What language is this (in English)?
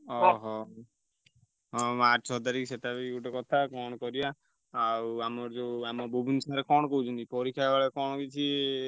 Odia